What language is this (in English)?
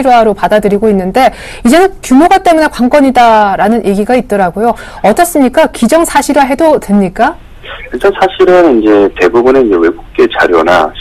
Korean